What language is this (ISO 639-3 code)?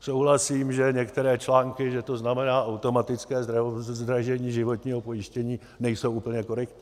ces